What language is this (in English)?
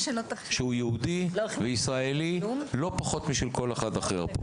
Hebrew